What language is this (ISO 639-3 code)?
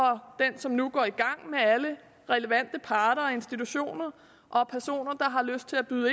dan